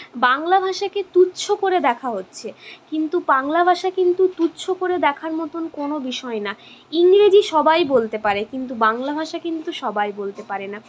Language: Bangla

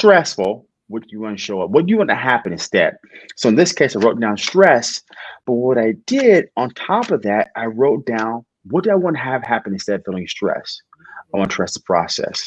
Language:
English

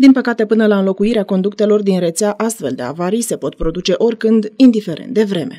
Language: Romanian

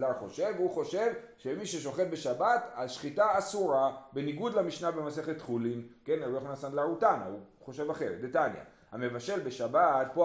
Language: Hebrew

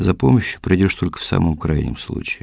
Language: Russian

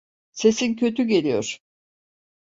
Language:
Turkish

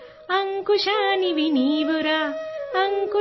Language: Urdu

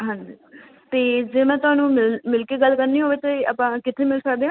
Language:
Punjabi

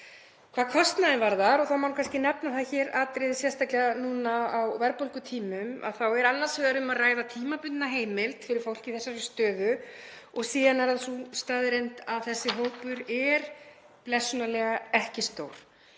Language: Icelandic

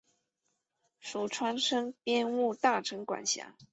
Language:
Chinese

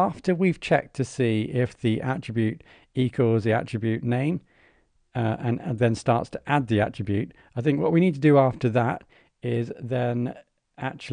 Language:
English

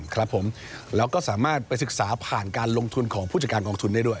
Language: Thai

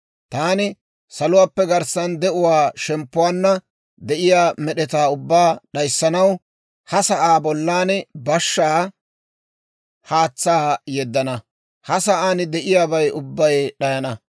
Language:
Dawro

